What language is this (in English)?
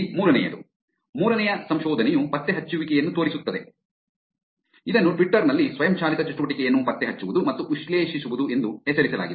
Kannada